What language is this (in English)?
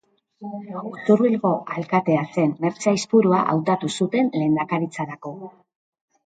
Basque